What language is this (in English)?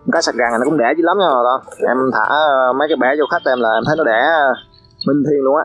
Vietnamese